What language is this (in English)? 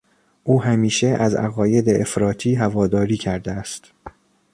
Persian